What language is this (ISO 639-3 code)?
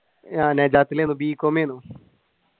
mal